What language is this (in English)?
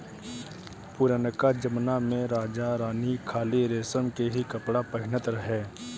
Bhojpuri